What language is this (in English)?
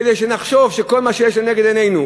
Hebrew